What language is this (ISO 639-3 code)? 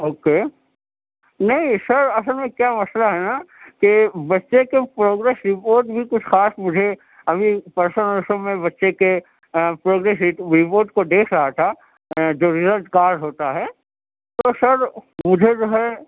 urd